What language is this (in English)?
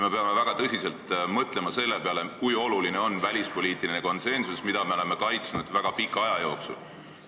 Estonian